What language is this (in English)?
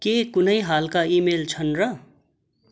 Nepali